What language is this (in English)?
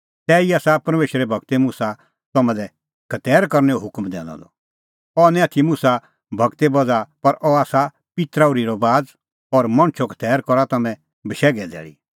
Kullu Pahari